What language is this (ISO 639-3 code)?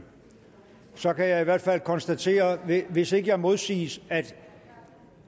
dan